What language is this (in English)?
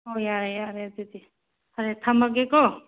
Manipuri